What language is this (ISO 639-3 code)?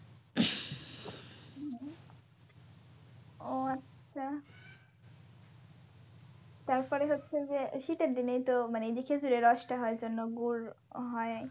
ben